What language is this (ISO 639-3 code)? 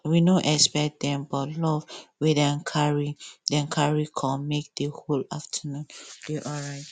pcm